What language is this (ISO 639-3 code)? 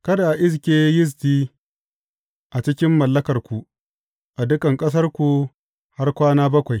hau